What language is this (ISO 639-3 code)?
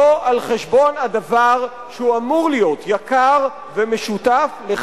heb